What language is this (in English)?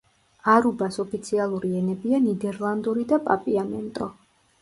Georgian